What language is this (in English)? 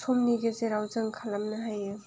Bodo